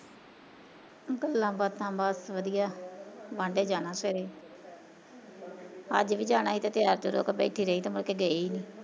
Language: Punjabi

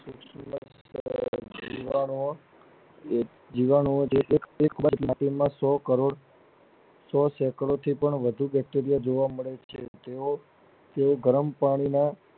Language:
Gujarati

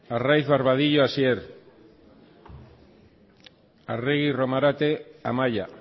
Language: Basque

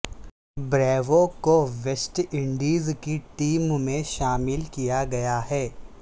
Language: Urdu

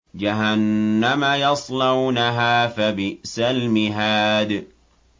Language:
Arabic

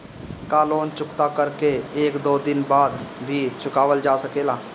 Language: Bhojpuri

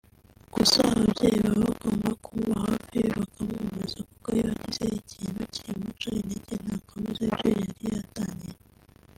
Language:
Kinyarwanda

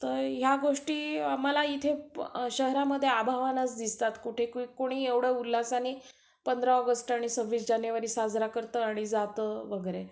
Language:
Marathi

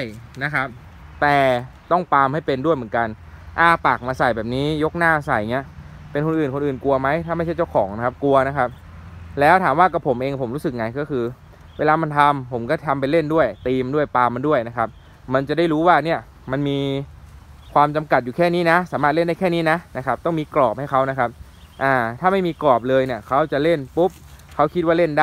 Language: Thai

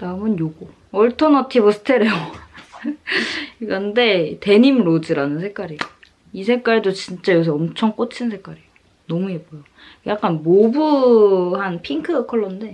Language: Korean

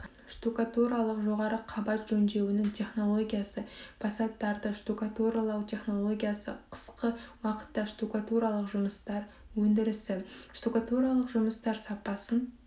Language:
Kazakh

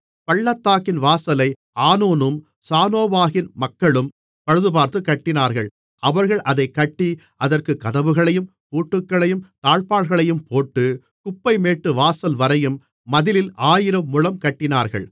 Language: Tamil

